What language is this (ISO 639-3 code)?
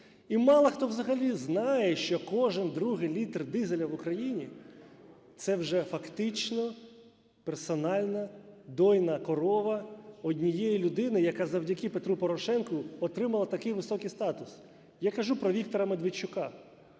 ukr